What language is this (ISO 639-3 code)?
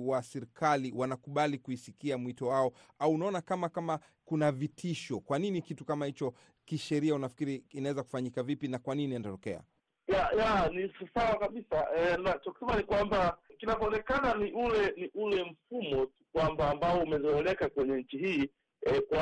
swa